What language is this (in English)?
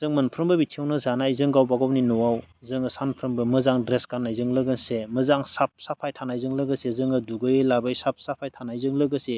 Bodo